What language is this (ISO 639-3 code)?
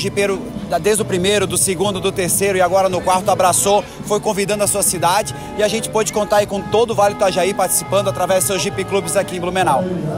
por